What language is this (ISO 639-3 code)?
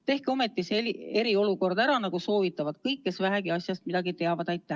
est